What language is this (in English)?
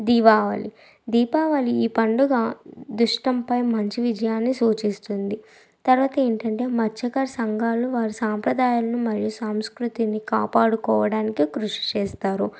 Telugu